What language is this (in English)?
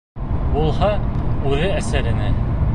Bashkir